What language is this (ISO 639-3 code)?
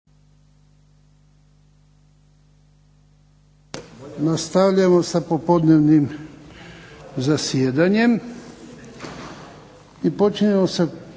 hrv